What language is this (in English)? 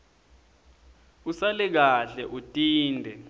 Swati